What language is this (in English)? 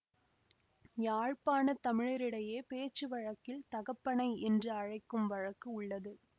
Tamil